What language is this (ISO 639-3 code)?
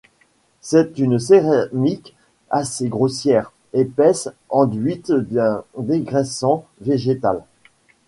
fra